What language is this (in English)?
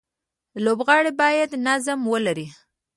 Pashto